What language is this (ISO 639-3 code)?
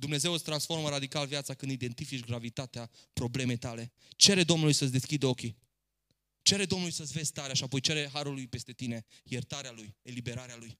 ron